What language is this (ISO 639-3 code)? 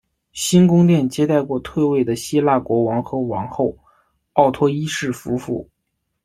zho